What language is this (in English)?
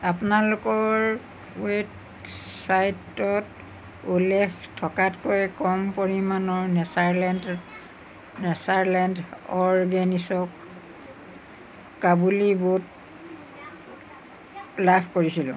Assamese